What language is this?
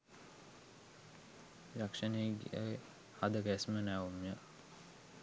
Sinhala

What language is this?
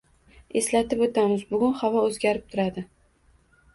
Uzbek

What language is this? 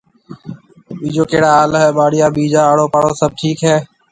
Marwari (Pakistan)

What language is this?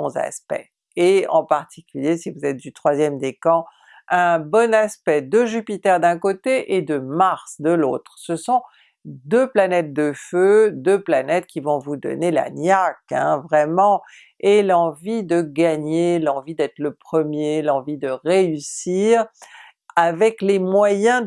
French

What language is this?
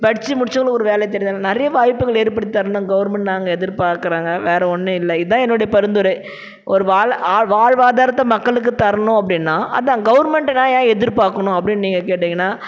Tamil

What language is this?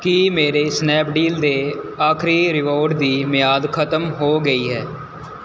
Punjabi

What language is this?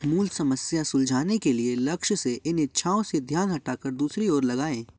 Hindi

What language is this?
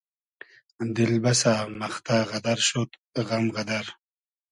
Hazaragi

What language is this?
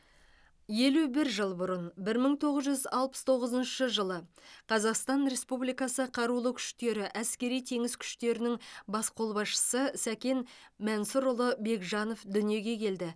Kazakh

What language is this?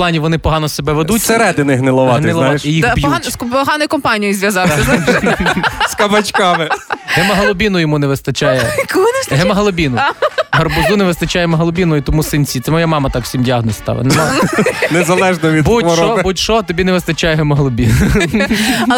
Ukrainian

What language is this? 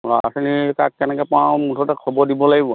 Assamese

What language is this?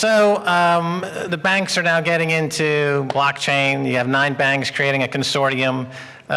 English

